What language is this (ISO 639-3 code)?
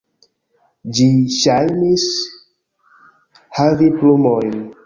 epo